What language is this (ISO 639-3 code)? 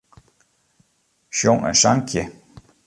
fry